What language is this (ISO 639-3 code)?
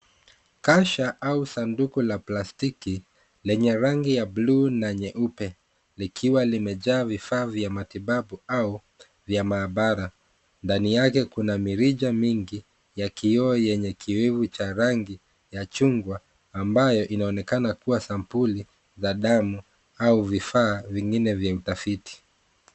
swa